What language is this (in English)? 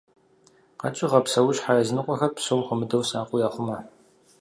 Kabardian